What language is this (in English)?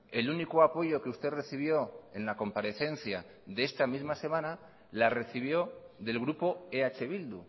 Spanish